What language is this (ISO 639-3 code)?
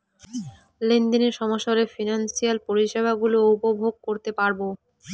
ben